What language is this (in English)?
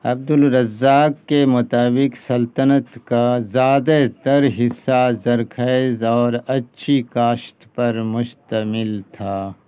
Urdu